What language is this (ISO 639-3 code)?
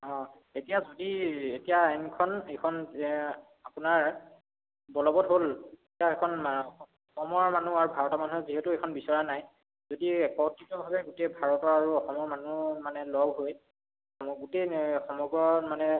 asm